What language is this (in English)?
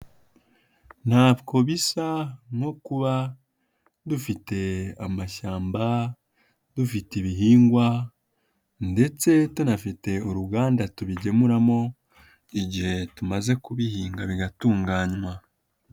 Kinyarwanda